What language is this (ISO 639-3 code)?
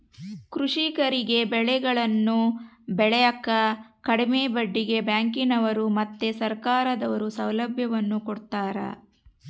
kan